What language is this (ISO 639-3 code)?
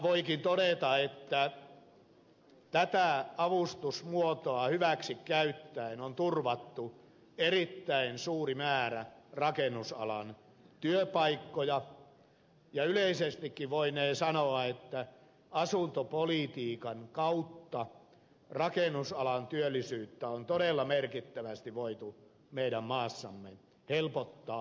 fin